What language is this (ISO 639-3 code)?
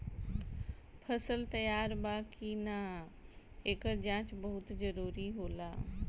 bho